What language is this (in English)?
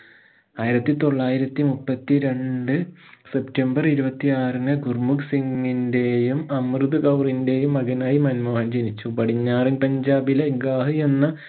Malayalam